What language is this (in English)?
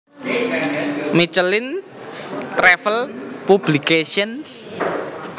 Javanese